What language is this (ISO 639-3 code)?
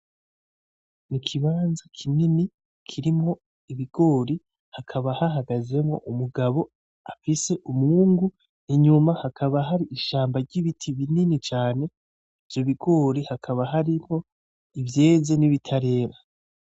run